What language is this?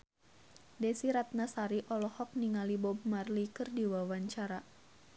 Sundanese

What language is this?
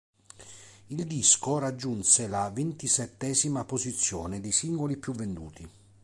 Italian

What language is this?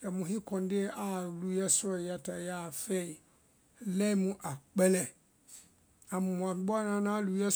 Vai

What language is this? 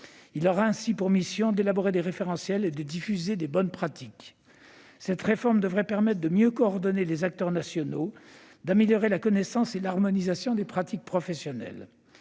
French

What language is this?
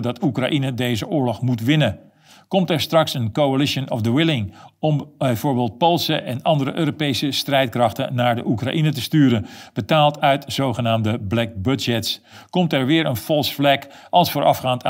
Dutch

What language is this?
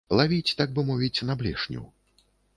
Belarusian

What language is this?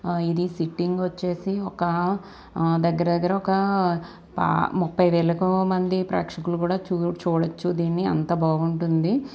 Telugu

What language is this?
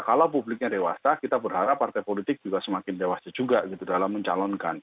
Indonesian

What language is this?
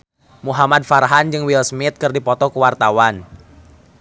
Sundanese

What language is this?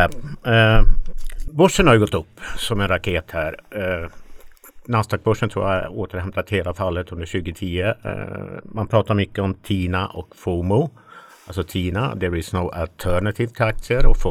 Swedish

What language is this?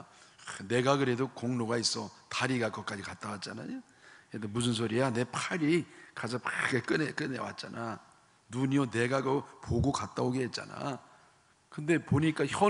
Korean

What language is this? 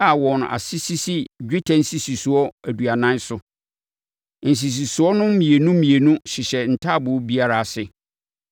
Akan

